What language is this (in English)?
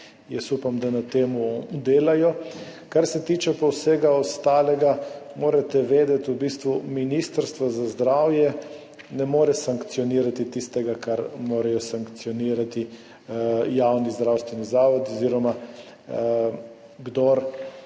Slovenian